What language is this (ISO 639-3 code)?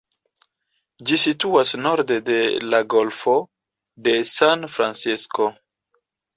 epo